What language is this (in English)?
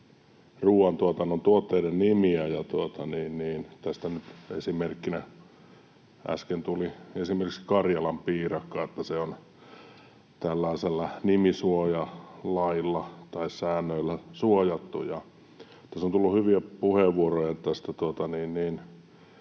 Finnish